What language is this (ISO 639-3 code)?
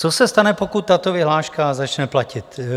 ces